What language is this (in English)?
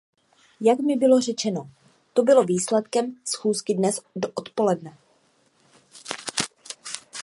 Czech